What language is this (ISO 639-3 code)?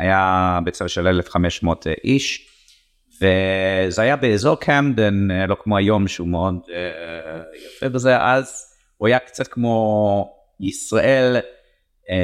heb